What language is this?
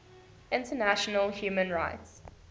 English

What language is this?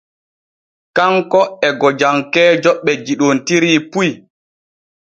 Borgu Fulfulde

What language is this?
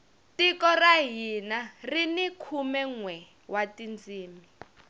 Tsonga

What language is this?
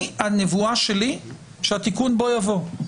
Hebrew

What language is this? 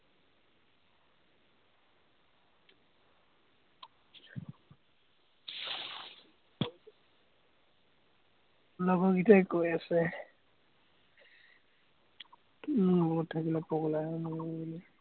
Assamese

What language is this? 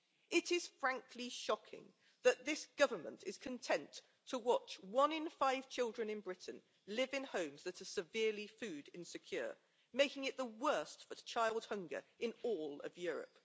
English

